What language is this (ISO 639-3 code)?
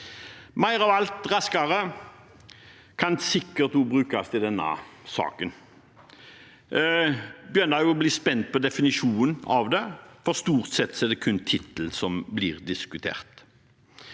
nor